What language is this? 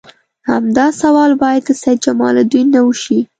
Pashto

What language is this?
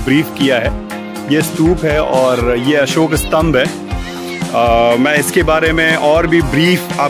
Hindi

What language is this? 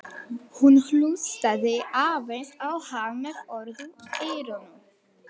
Icelandic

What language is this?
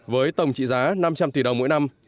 Vietnamese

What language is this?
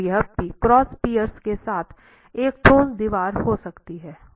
Hindi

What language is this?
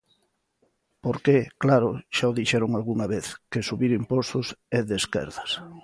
Galician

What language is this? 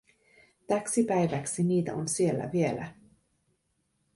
Finnish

